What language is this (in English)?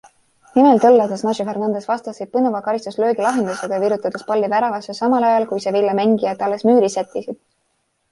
Estonian